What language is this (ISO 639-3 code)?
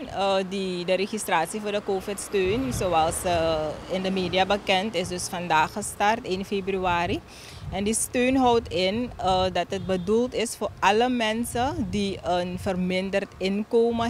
nld